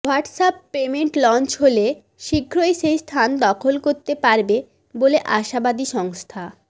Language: Bangla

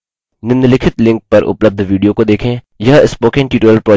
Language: Hindi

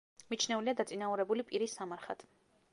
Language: Georgian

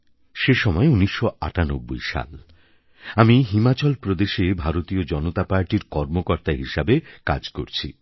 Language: Bangla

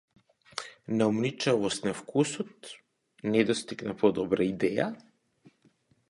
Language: Macedonian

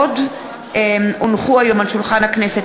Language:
Hebrew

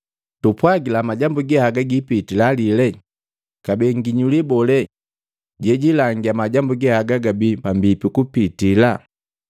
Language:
Matengo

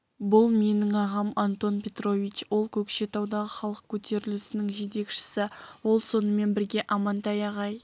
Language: Kazakh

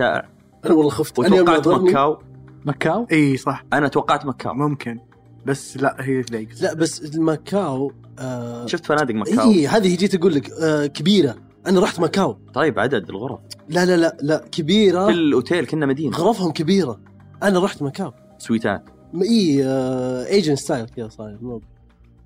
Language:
Arabic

